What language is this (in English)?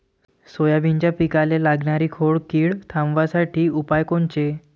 Marathi